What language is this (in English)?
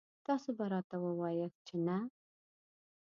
Pashto